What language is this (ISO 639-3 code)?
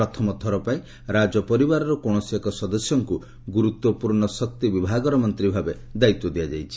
ori